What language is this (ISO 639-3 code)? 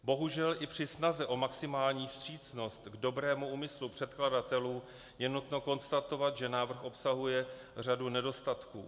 ces